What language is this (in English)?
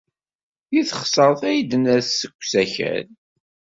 Kabyle